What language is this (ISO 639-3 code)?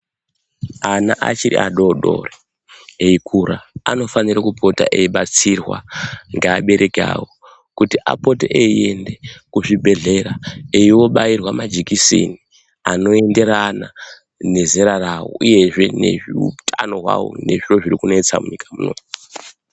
ndc